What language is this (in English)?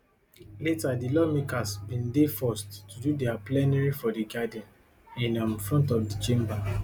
Nigerian Pidgin